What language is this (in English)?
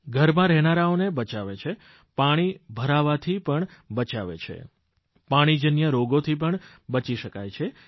Gujarati